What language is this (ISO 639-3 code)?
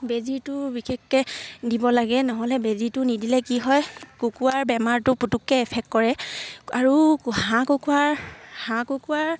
asm